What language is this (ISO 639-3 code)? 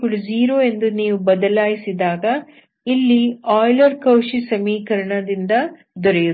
kan